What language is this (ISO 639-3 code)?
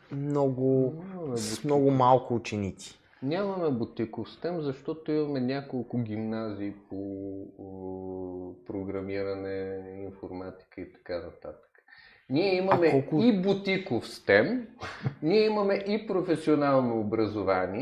bul